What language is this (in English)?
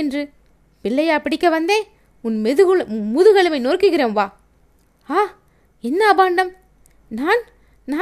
Tamil